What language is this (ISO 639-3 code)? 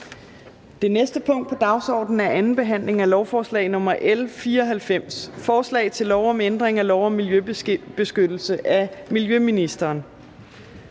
dan